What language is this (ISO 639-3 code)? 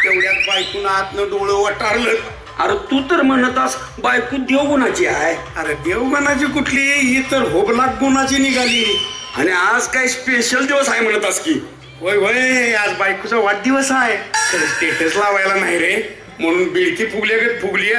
mar